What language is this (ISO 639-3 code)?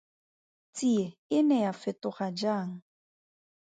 tsn